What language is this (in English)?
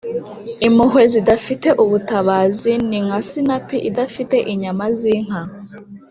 Kinyarwanda